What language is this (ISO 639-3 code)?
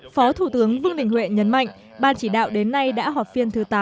vie